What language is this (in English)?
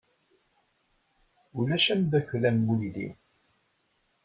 Kabyle